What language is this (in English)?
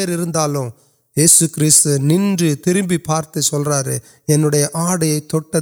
Urdu